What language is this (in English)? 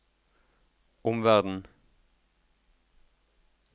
Norwegian